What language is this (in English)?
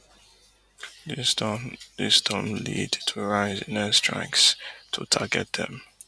Nigerian Pidgin